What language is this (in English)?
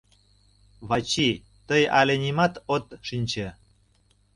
Mari